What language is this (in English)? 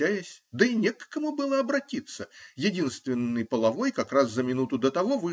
Russian